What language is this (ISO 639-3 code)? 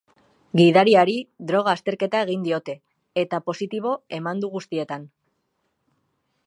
eus